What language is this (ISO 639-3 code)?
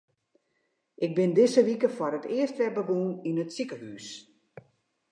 fry